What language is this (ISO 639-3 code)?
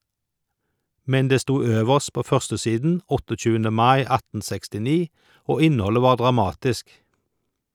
nor